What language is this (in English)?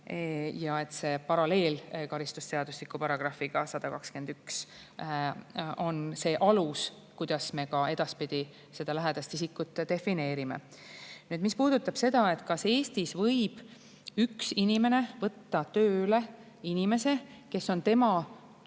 Estonian